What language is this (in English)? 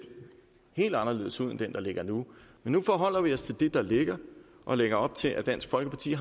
Danish